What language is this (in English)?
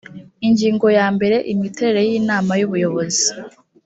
Kinyarwanda